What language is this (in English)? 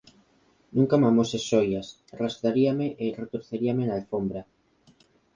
Galician